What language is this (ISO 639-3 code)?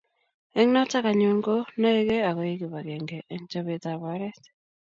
kln